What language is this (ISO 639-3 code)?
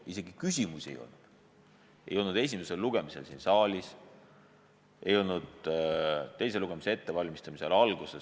est